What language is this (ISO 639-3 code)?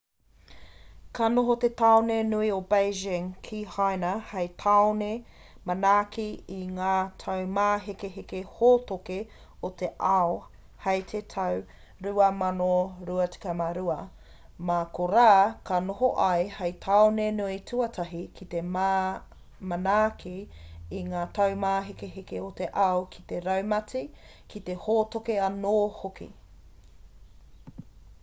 mri